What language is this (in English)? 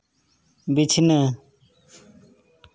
Santali